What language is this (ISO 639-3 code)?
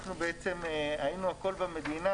heb